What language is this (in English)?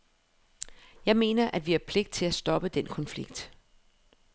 Danish